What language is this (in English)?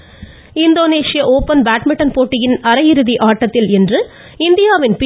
Tamil